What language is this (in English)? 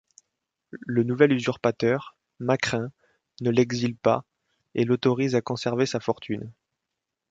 French